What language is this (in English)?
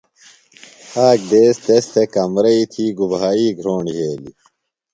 Phalura